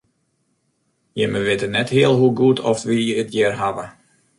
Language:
Western Frisian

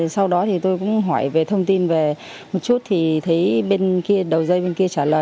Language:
Vietnamese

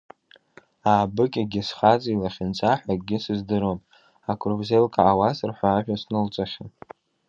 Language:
Abkhazian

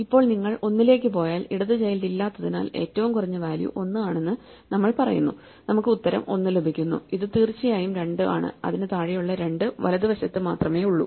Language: Malayalam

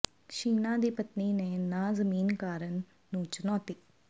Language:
Punjabi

